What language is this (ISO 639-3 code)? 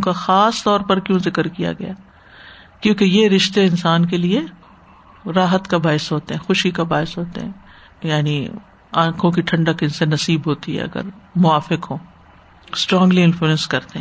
urd